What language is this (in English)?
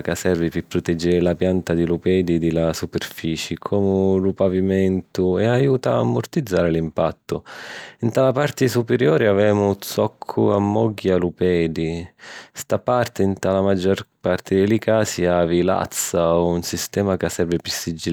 Sicilian